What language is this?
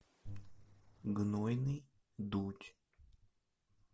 Russian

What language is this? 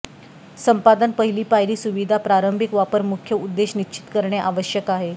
Marathi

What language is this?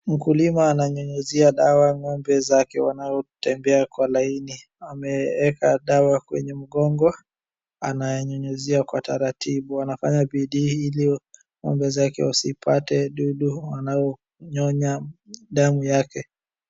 Swahili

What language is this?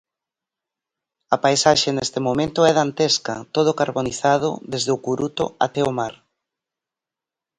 Galician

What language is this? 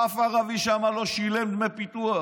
Hebrew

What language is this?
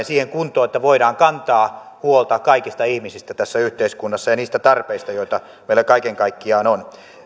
Finnish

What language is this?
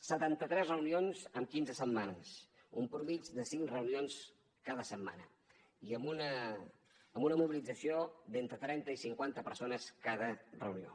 Catalan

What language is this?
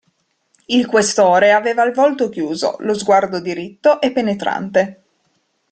Italian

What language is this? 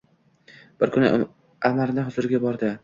Uzbek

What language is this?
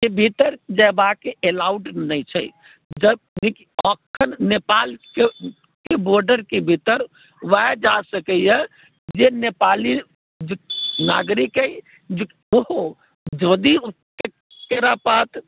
Maithili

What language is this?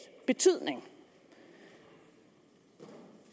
Danish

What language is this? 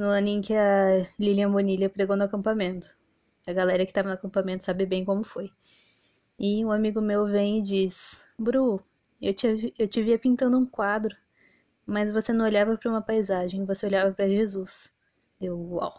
Portuguese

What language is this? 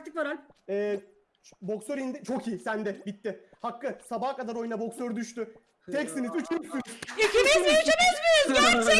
Turkish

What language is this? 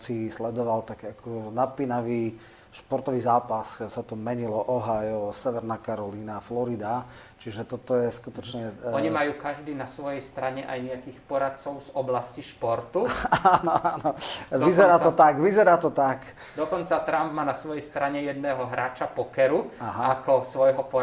Slovak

